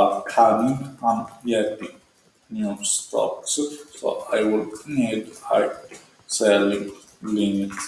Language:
Italian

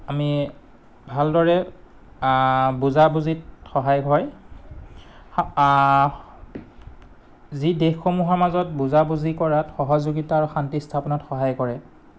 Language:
Assamese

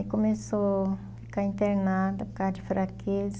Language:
Portuguese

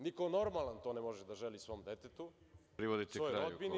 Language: Serbian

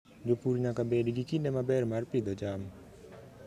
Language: Luo (Kenya and Tanzania)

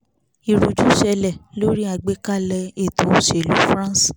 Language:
Yoruba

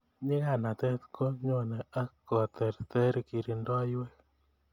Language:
Kalenjin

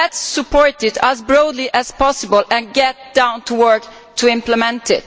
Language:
English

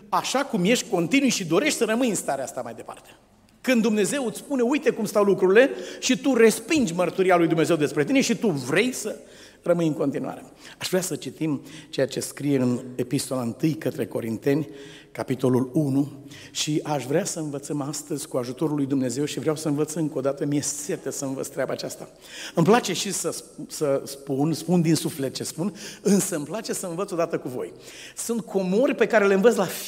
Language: Romanian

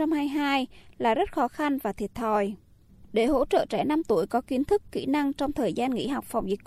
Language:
Vietnamese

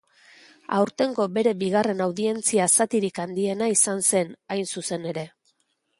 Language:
Basque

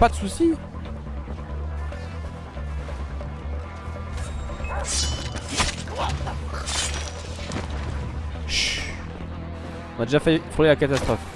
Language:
French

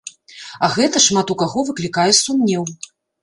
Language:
Belarusian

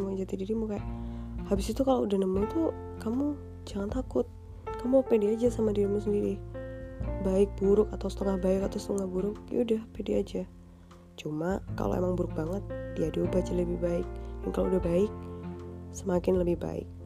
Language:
Indonesian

